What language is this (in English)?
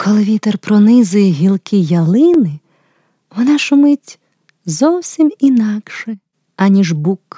Ukrainian